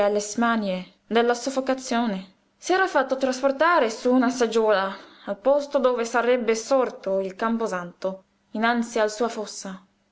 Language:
Italian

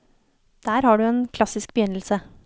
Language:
Norwegian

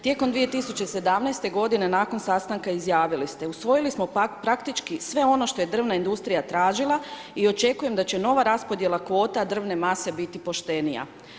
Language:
Croatian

